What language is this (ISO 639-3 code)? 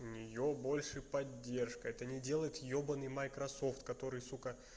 rus